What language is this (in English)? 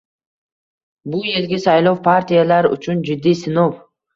Uzbek